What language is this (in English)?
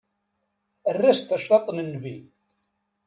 Kabyle